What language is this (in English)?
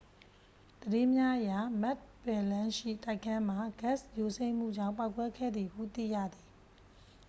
Burmese